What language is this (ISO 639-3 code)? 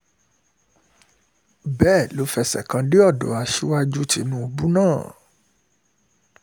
yor